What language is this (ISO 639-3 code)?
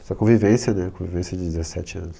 por